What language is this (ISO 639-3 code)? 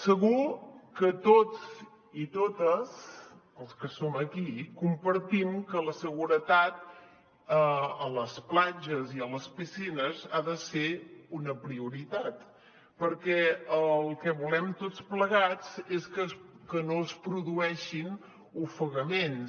cat